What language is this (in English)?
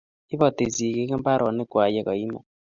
Kalenjin